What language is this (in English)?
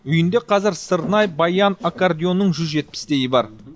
Kazakh